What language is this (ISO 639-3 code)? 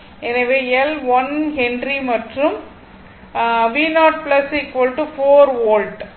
tam